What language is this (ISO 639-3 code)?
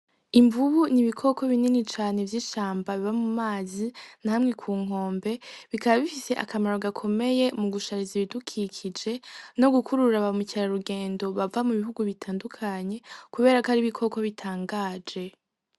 run